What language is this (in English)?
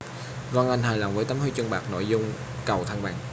Vietnamese